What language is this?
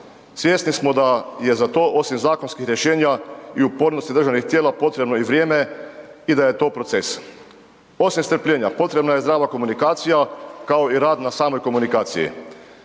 Croatian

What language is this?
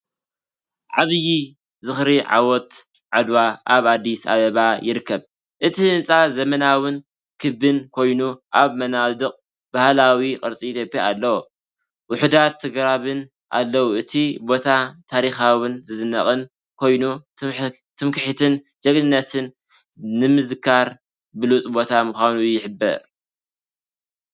Tigrinya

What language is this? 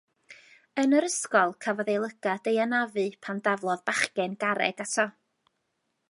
Welsh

